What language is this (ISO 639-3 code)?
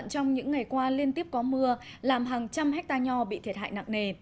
vie